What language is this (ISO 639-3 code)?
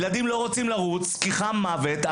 heb